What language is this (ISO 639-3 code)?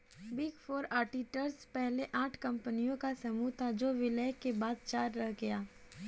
hin